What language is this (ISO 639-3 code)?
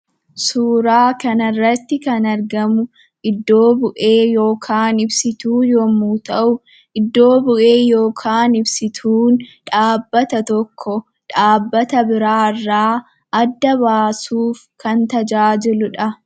orm